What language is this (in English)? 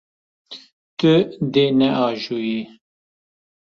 Kurdish